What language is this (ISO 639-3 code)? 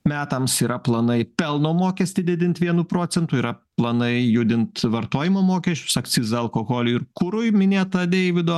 lit